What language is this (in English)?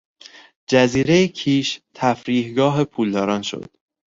Persian